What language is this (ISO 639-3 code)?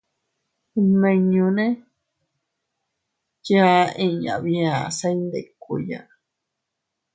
cut